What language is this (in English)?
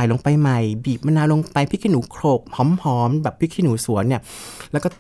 Thai